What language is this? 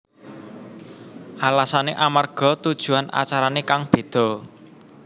Javanese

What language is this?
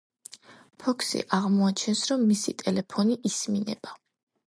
Georgian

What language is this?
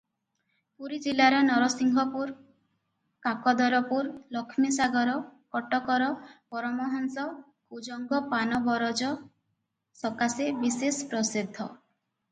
Odia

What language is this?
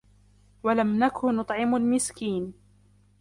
Arabic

